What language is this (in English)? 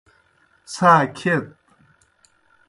Kohistani Shina